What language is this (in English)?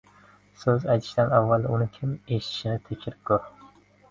Uzbek